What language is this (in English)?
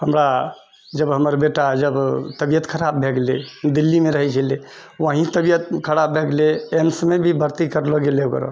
Maithili